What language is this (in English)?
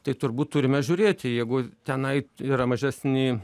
Lithuanian